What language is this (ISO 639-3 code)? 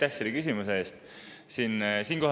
est